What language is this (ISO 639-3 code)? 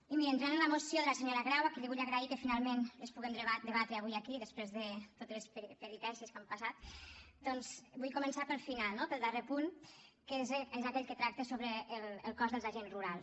cat